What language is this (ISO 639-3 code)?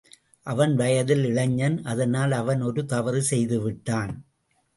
tam